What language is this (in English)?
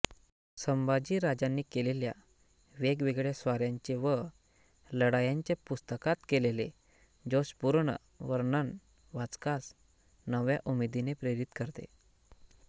Marathi